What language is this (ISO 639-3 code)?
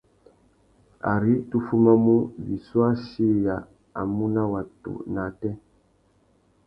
bag